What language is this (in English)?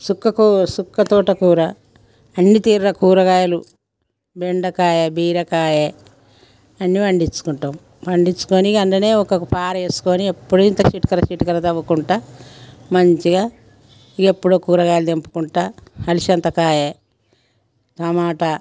Telugu